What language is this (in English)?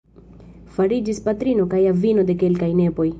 Esperanto